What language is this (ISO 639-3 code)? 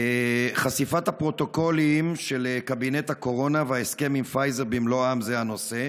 heb